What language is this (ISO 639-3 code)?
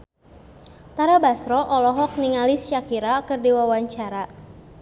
sun